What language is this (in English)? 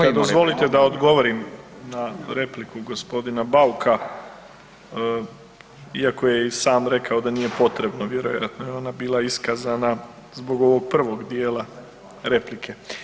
Croatian